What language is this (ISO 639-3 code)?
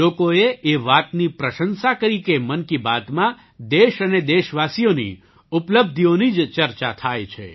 guj